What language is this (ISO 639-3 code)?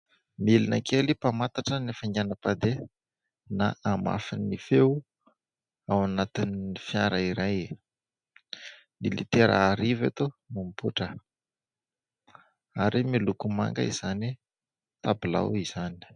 mlg